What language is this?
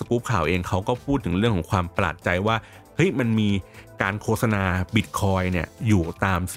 Thai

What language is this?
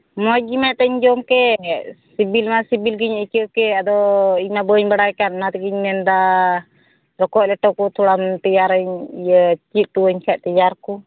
Santali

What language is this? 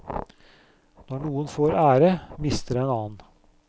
Norwegian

